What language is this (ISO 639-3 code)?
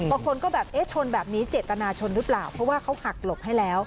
tha